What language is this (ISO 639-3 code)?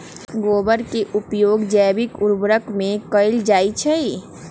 mag